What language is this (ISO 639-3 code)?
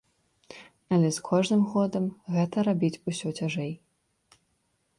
bel